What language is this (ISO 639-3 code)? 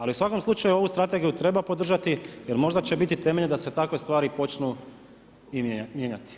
hrv